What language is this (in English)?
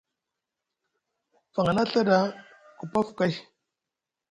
Musgu